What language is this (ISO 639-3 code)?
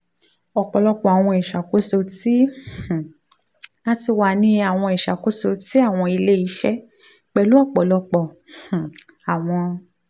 yor